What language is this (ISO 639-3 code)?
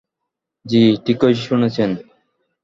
ben